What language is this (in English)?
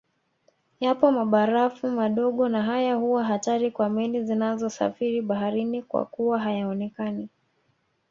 Swahili